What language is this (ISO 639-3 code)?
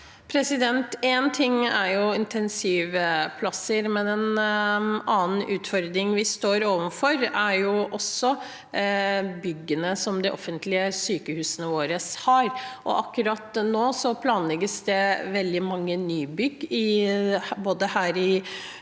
nor